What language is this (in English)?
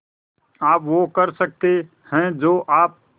Hindi